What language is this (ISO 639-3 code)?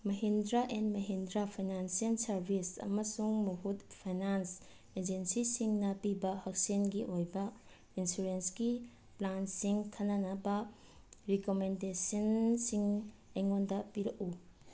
mni